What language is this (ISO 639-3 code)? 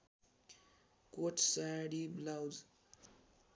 nep